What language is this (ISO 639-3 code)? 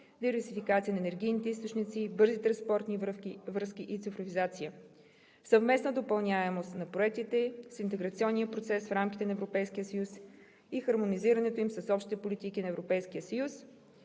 bul